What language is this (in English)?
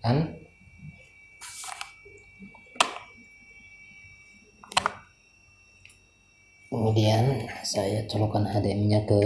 Indonesian